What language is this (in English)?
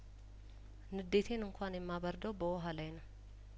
Amharic